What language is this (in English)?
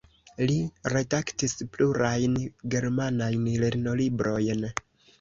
Esperanto